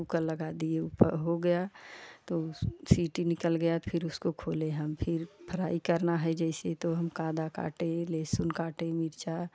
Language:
Hindi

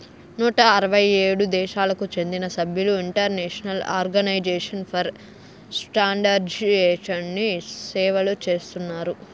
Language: Telugu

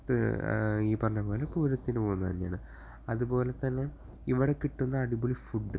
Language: Malayalam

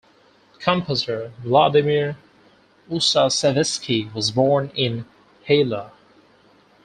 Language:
English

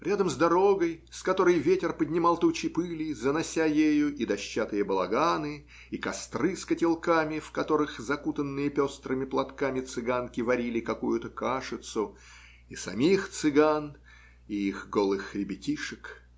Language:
Russian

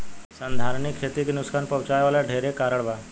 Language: Bhojpuri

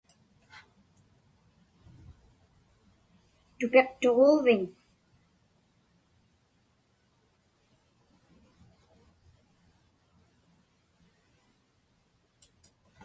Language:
Inupiaq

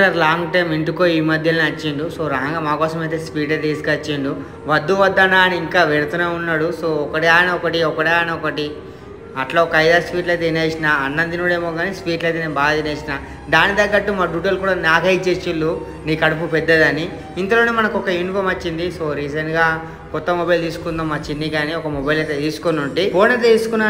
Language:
Telugu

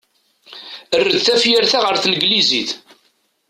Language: Kabyle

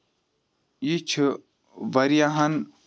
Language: Kashmiri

